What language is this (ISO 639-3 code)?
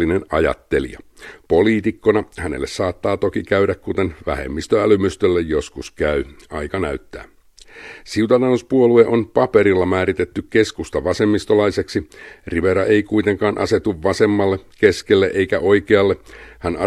fin